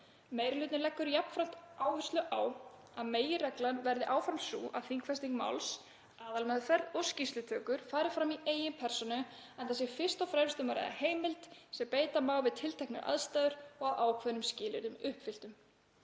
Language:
Icelandic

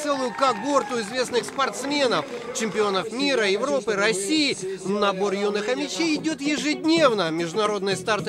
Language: Russian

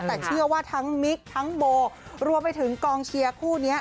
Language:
Thai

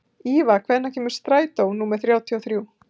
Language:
Icelandic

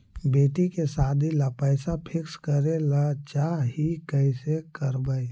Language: Magahi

